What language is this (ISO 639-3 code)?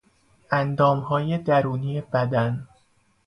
fas